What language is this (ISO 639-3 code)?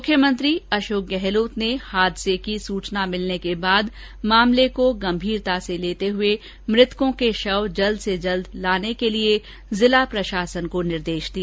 hin